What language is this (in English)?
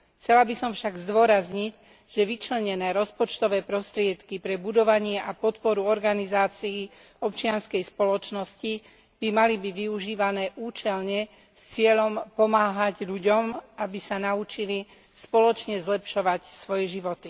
Slovak